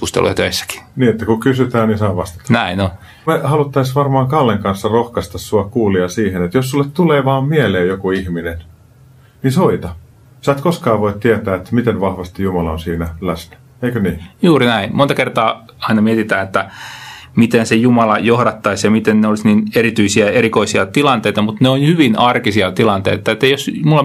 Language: Finnish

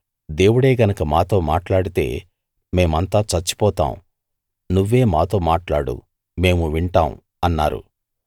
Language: Telugu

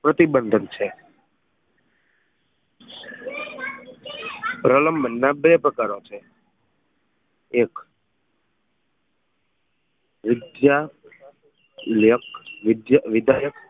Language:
Gujarati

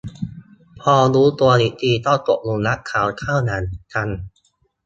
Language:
Thai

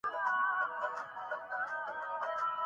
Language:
Urdu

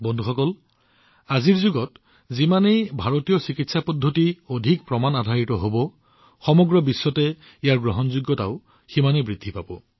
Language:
Assamese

